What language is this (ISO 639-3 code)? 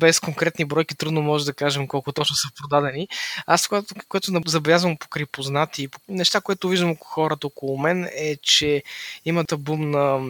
bul